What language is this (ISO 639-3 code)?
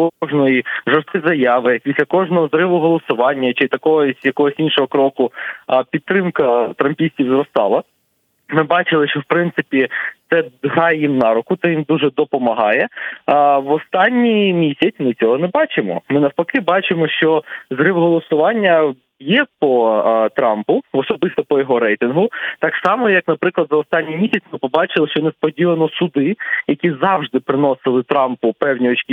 ukr